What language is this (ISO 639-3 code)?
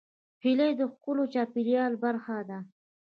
pus